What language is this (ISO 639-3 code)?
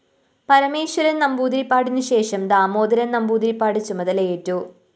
mal